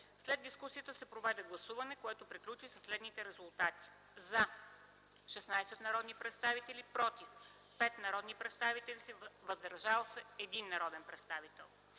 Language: Bulgarian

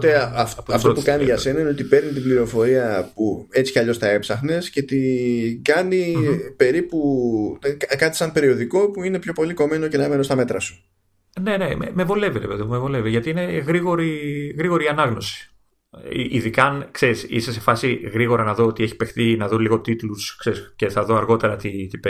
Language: Greek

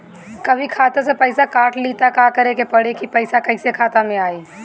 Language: Bhojpuri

